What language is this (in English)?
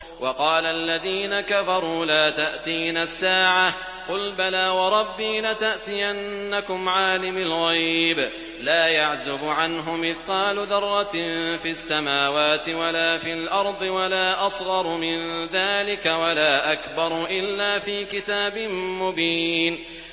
Arabic